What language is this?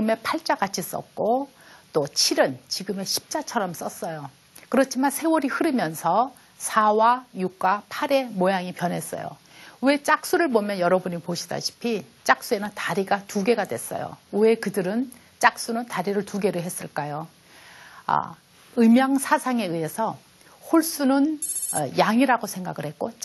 Korean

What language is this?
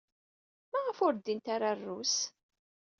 Kabyle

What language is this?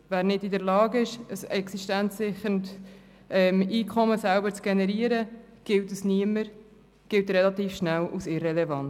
Swiss German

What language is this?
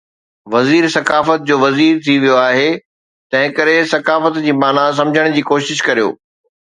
Sindhi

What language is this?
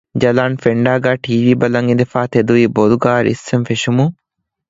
Divehi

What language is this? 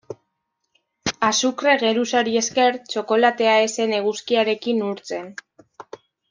Basque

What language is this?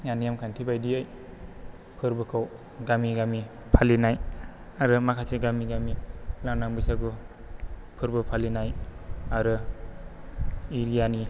Bodo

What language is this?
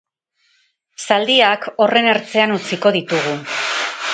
Basque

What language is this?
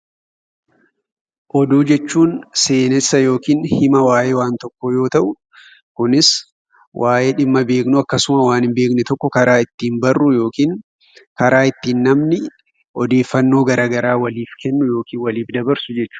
Oromo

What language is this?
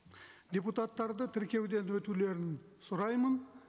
Kazakh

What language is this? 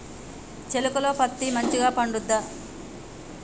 Telugu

